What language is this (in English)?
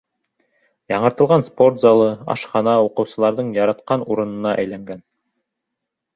Bashkir